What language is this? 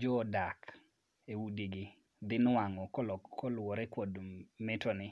Luo (Kenya and Tanzania)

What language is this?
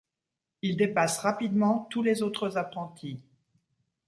French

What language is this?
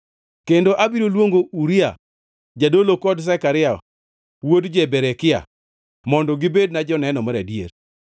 Luo (Kenya and Tanzania)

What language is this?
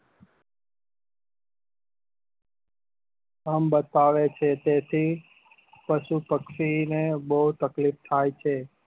Gujarati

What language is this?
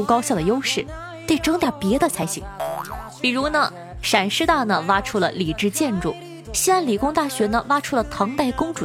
Chinese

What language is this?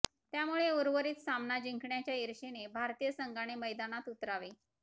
Marathi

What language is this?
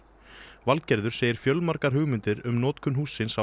Icelandic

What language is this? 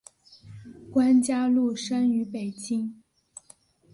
Chinese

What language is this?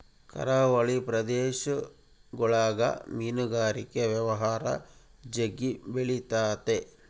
Kannada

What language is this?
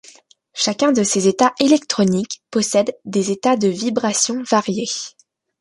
French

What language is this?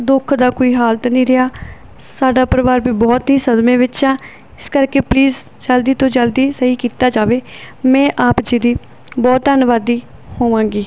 Punjabi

